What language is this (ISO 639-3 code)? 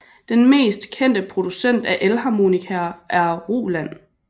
dan